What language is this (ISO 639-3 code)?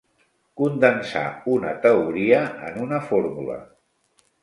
cat